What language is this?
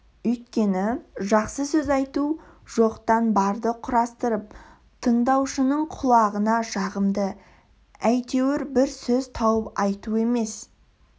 Kazakh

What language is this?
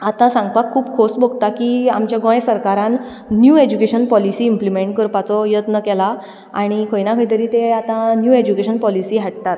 Konkani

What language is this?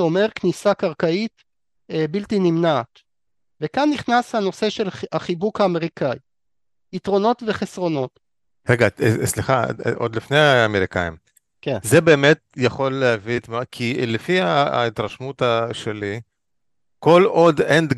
Hebrew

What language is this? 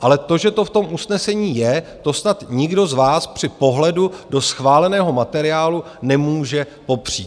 Czech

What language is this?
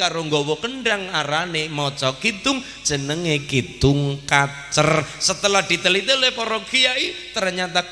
Indonesian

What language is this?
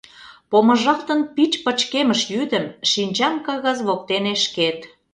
Mari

